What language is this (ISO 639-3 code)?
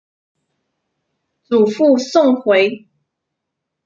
zho